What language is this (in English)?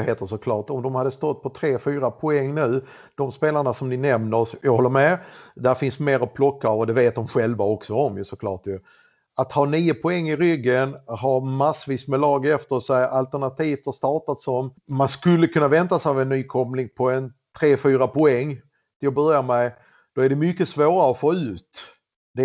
Swedish